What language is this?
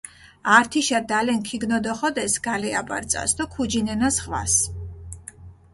Mingrelian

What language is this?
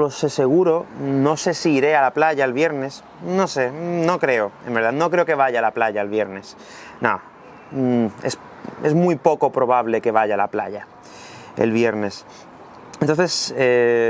Spanish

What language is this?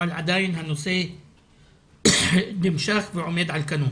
Hebrew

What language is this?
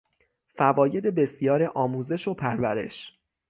Persian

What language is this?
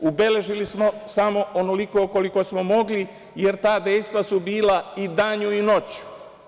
Serbian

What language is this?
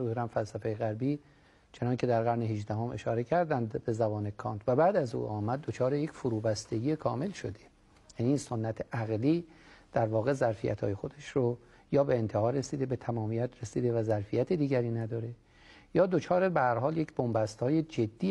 Persian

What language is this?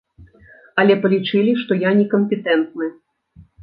Belarusian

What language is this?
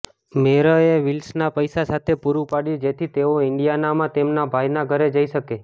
Gujarati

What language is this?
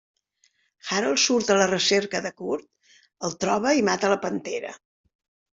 Catalan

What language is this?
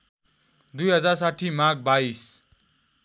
Nepali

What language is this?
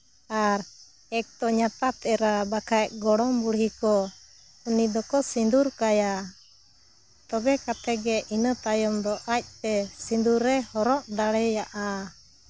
Santali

